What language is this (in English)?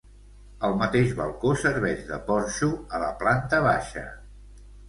Catalan